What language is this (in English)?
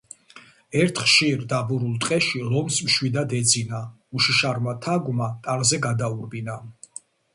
Georgian